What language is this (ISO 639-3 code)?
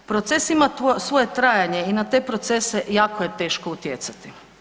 hrv